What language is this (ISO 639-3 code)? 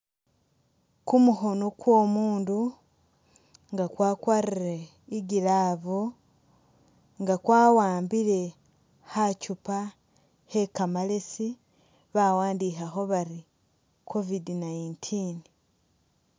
myx